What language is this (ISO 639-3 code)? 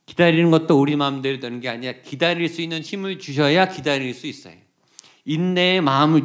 kor